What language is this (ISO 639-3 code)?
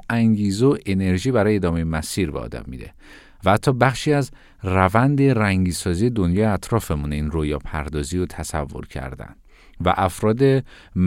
fas